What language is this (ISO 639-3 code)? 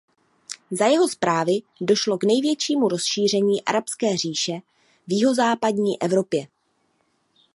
ces